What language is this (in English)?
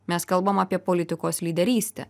Lithuanian